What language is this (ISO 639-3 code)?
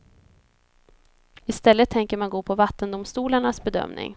swe